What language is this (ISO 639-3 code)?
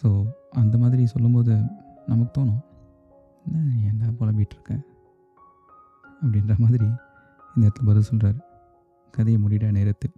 tam